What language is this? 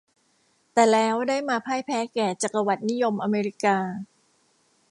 Thai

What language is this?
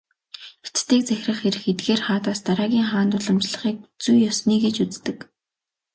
Mongolian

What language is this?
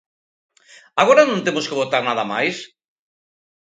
Galician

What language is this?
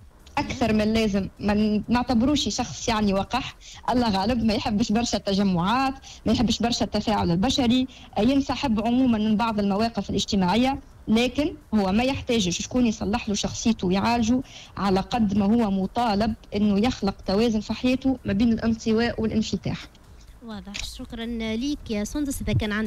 Arabic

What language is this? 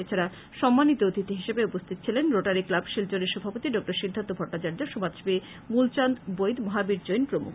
Bangla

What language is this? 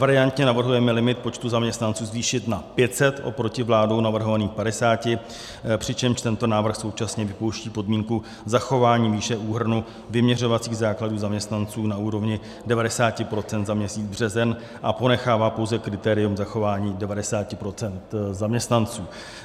Czech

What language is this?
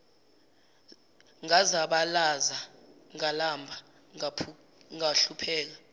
Zulu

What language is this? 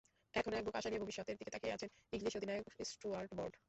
Bangla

